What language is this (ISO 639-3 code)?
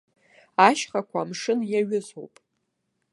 abk